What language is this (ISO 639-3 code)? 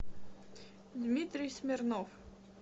rus